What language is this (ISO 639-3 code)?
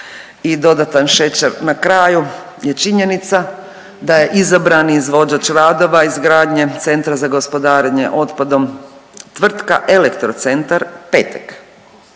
hrv